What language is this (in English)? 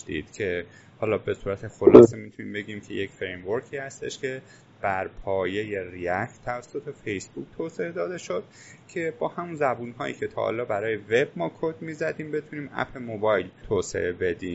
Persian